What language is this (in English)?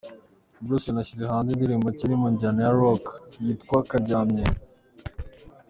Kinyarwanda